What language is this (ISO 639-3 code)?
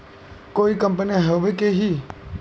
mag